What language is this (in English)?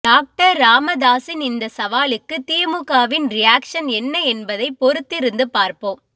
Tamil